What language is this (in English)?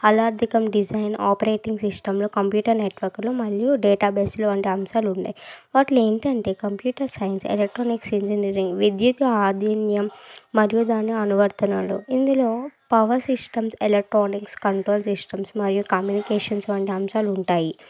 Telugu